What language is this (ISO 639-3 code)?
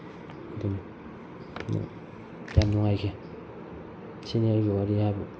mni